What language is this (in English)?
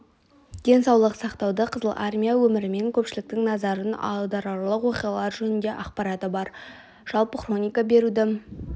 Kazakh